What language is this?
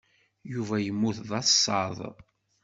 Kabyle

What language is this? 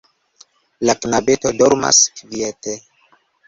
Esperanto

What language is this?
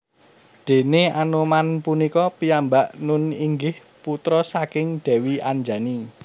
Javanese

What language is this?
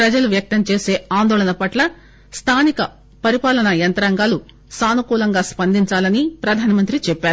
Telugu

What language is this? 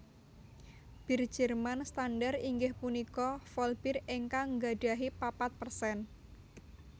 Javanese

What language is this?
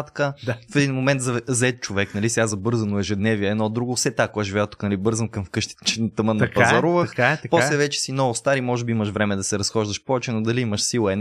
Bulgarian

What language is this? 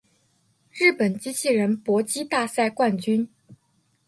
Chinese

